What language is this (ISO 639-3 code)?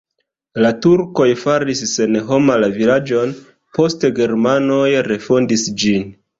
epo